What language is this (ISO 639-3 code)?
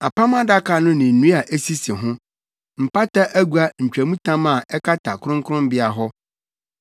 aka